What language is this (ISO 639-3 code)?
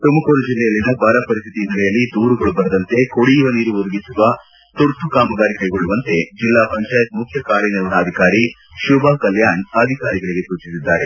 kan